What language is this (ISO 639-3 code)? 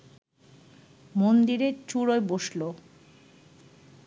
ben